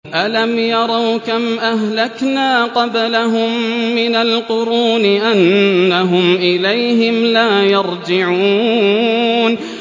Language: Arabic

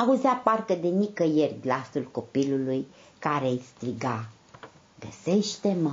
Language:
Romanian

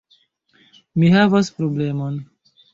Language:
Esperanto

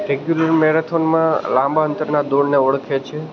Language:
Gujarati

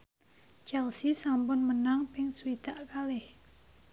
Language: Javanese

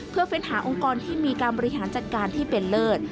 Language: Thai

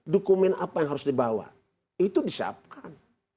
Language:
Indonesian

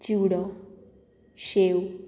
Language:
Konkani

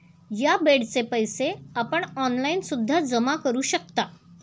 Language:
Marathi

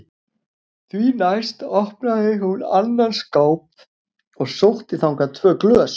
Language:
Icelandic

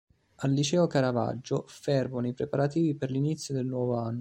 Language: Italian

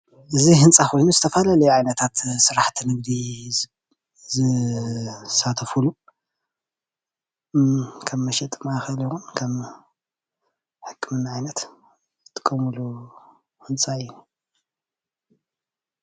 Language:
Tigrinya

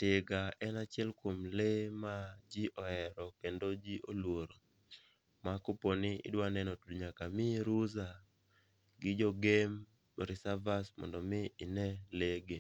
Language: Luo (Kenya and Tanzania)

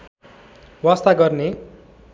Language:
Nepali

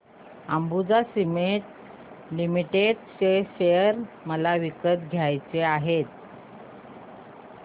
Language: Marathi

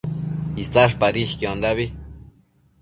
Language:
Matsés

